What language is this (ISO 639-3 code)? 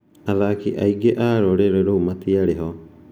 kik